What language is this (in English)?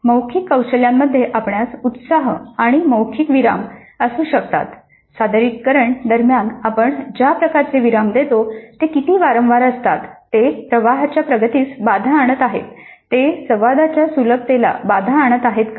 Marathi